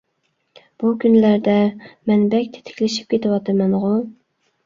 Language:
Uyghur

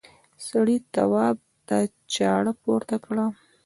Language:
Pashto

